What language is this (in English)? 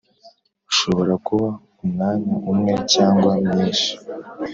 Kinyarwanda